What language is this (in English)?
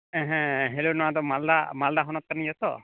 Santali